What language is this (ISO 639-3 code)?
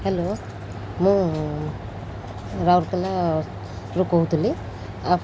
ori